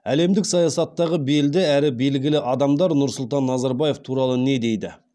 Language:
Kazakh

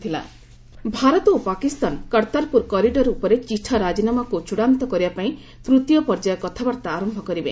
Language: Odia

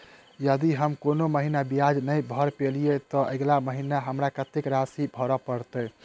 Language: Maithili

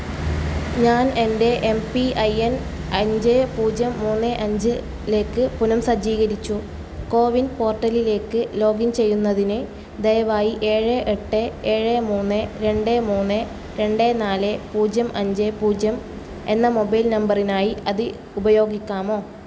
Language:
Malayalam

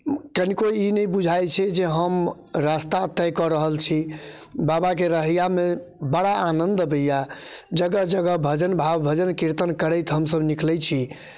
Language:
Maithili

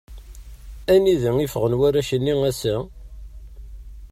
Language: Kabyle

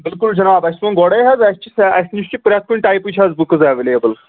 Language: Kashmiri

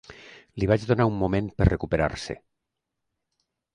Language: Catalan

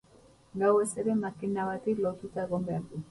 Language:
Basque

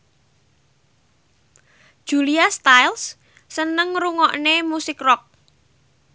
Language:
Javanese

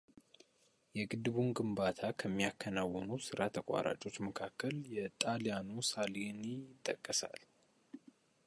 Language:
Amharic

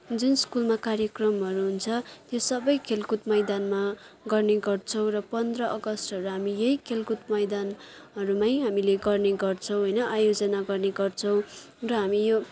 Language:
Nepali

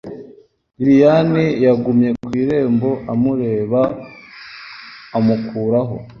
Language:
Kinyarwanda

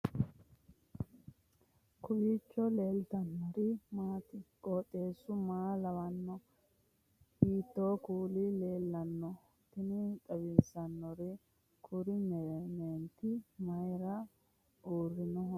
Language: Sidamo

